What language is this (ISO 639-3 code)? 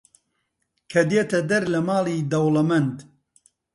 ckb